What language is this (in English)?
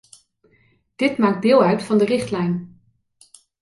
Dutch